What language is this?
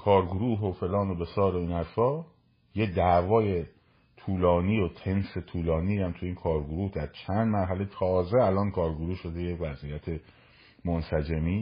Persian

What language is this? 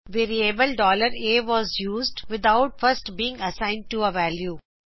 Punjabi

